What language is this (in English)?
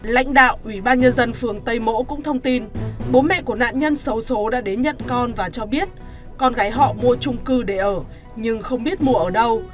Vietnamese